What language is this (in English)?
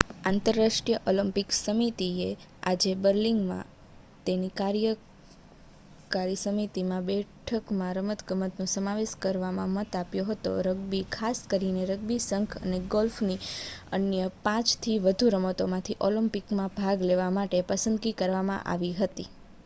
Gujarati